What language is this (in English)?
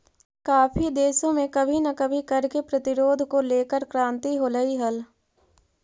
Magahi